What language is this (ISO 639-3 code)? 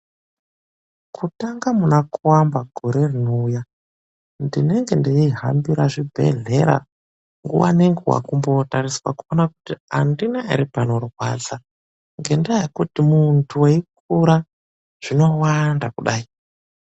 ndc